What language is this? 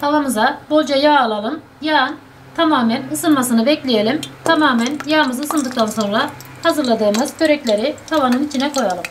Turkish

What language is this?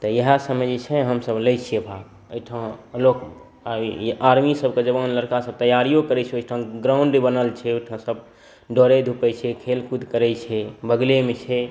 Maithili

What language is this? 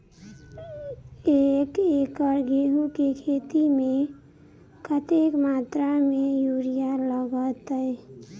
Maithili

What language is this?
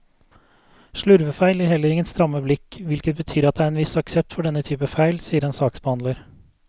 Norwegian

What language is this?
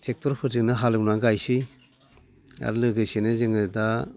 Bodo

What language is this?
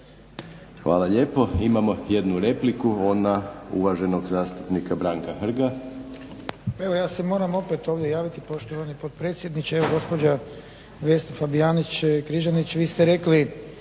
Croatian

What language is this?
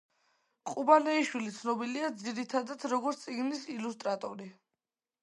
Georgian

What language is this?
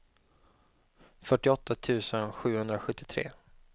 Swedish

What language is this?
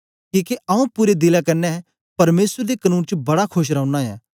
Dogri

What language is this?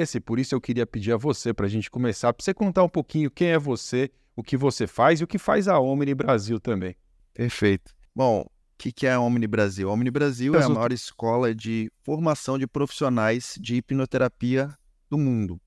Portuguese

